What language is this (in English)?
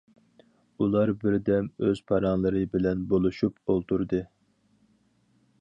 Uyghur